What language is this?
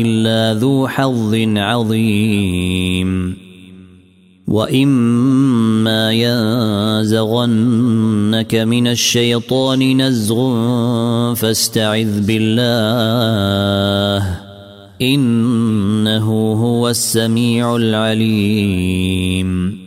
Arabic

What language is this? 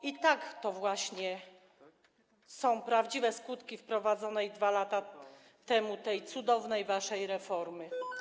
Polish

